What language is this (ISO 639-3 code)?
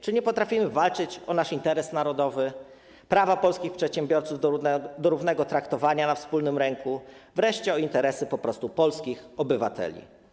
pol